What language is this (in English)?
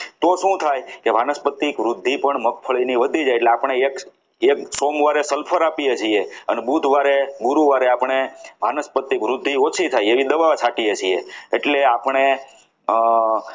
Gujarati